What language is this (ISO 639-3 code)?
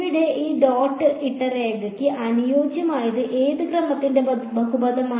mal